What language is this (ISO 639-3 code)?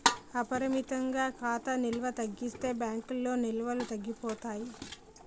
tel